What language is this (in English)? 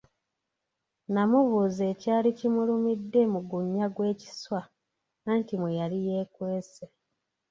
Ganda